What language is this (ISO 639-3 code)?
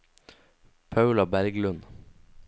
nor